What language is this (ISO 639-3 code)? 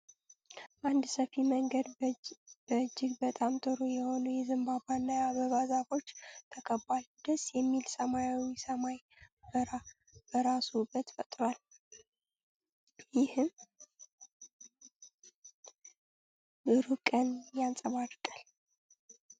amh